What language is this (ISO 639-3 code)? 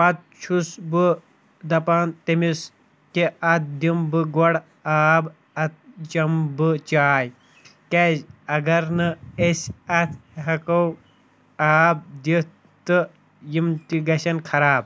kas